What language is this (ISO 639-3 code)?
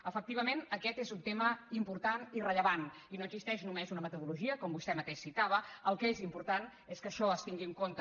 cat